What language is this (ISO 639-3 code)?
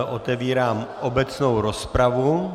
ces